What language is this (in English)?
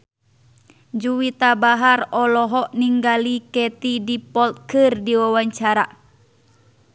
Sundanese